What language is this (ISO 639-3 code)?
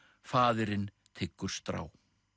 isl